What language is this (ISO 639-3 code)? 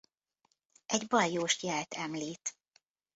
hun